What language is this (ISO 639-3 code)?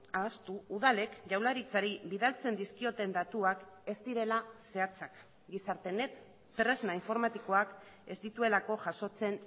eus